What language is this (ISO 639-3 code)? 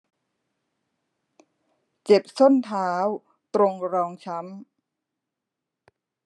tha